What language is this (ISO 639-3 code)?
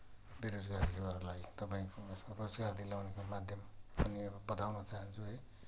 nep